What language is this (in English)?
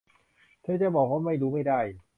Thai